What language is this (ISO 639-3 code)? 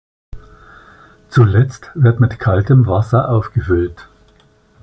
deu